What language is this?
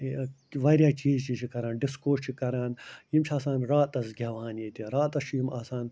Kashmiri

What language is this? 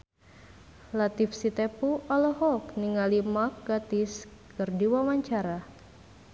Sundanese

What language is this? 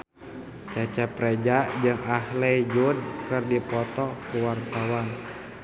Sundanese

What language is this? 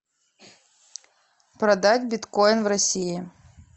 Russian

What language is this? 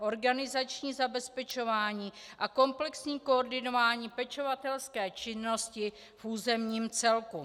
Czech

